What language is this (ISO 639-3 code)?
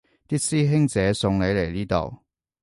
yue